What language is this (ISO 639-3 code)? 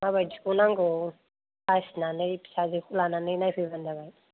brx